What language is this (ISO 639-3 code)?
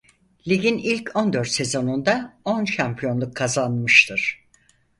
tur